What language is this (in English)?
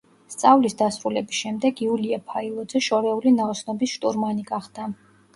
Georgian